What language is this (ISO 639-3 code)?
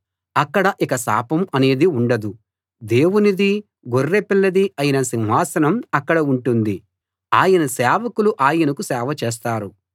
tel